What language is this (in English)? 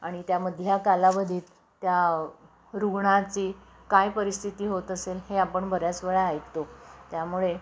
Marathi